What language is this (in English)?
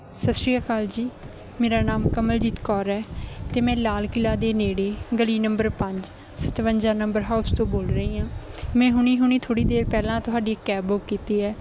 Punjabi